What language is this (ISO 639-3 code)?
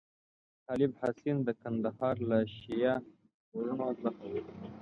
pus